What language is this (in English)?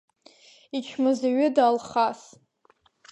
Abkhazian